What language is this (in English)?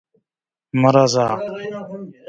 Pashto